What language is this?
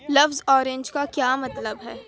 Urdu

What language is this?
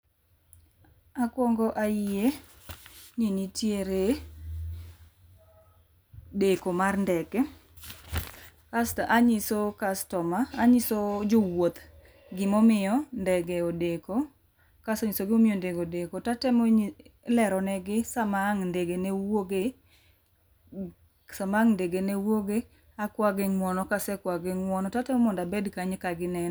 Luo (Kenya and Tanzania)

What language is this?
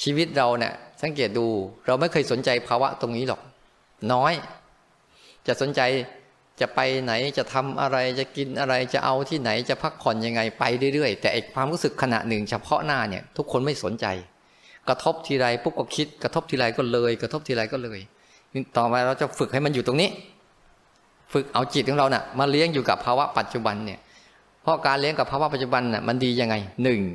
Thai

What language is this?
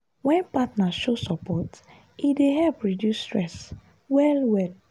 Nigerian Pidgin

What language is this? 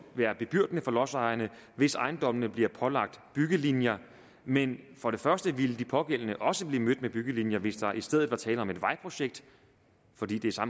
Danish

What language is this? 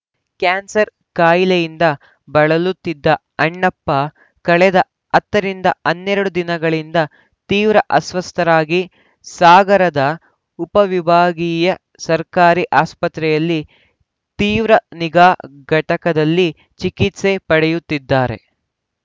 Kannada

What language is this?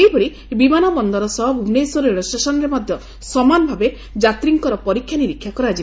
Odia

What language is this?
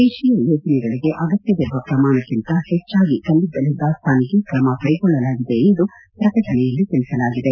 Kannada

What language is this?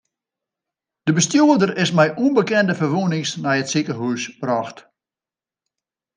Western Frisian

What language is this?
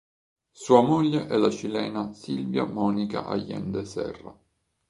Italian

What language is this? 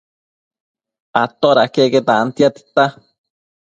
Matsés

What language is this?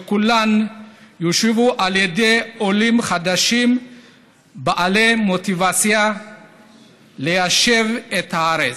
Hebrew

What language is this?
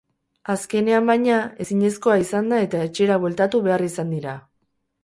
Basque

